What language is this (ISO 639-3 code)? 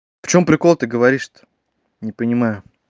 rus